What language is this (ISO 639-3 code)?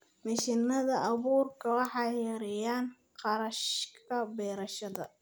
som